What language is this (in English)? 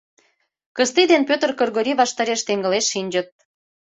Mari